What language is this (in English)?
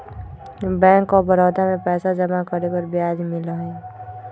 Magahi